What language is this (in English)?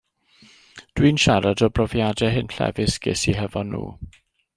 Welsh